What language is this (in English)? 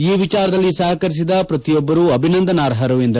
Kannada